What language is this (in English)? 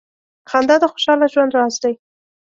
Pashto